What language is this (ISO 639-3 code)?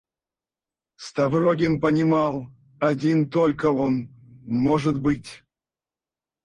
rus